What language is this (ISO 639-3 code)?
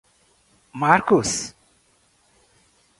por